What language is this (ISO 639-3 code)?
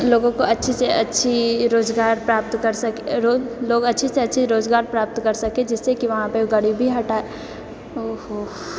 mai